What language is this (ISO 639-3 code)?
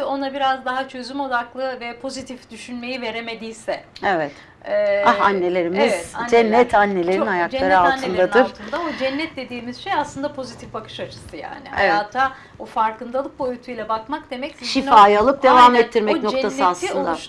tur